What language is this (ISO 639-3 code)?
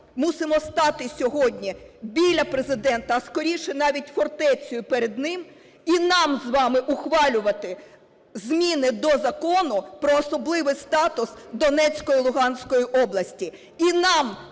ukr